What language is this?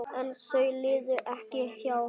Icelandic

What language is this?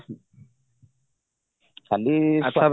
Odia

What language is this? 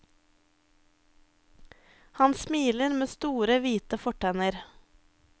Norwegian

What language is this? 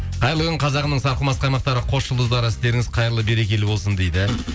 Kazakh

